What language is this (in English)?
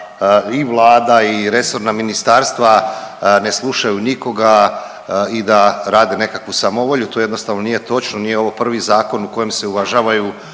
Croatian